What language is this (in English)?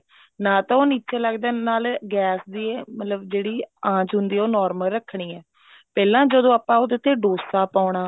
Punjabi